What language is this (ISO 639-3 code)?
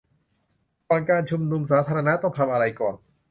tha